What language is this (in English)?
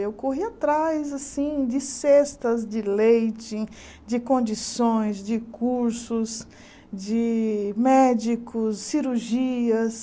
Portuguese